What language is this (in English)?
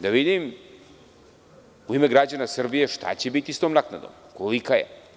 Serbian